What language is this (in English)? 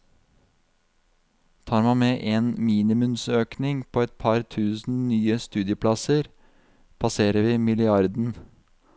Norwegian